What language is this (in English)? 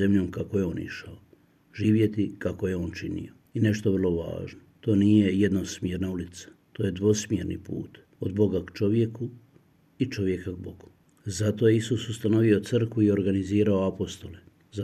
Croatian